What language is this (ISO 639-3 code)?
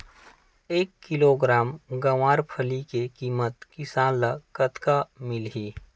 hne